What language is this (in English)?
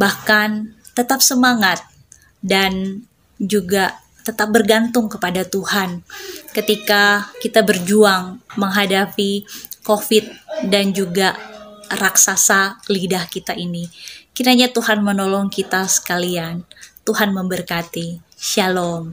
Indonesian